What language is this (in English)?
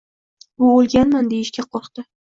Uzbek